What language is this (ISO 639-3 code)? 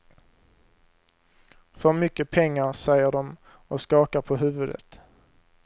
swe